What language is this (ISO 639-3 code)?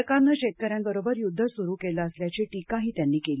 mar